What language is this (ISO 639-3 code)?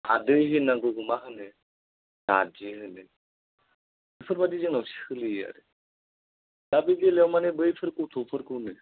brx